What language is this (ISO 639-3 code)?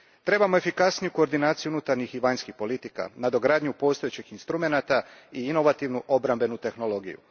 hrv